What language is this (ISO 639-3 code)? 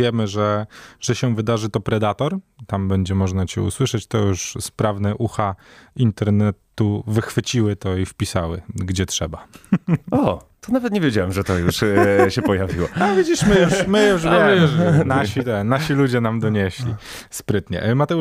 pol